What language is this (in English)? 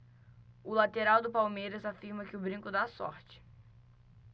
Portuguese